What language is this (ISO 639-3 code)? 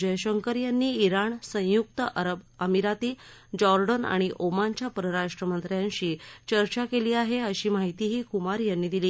mar